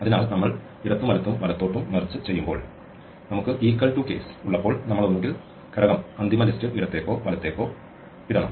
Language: Malayalam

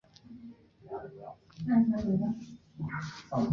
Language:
Chinese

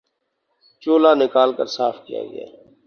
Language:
Urdu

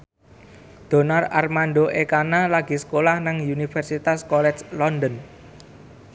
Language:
Javanese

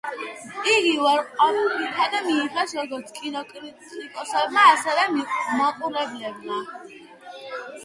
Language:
Georgian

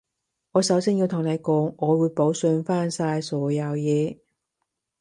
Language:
Cantonese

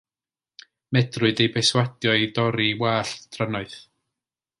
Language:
Welsh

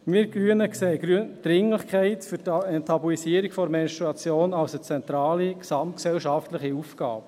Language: Swiss German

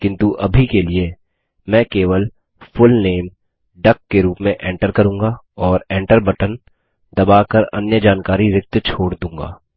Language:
Hindi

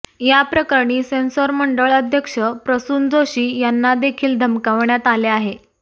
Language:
Marathi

